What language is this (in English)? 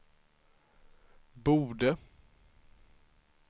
Swedish